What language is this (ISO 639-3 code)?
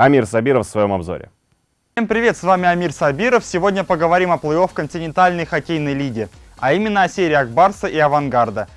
rus